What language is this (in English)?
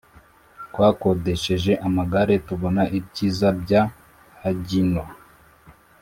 Kinyarwanda